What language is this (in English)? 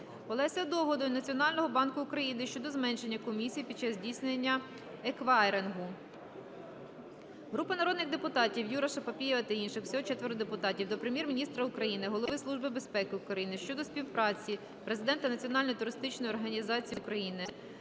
Ukrainian